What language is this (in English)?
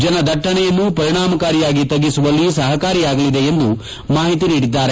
Kannada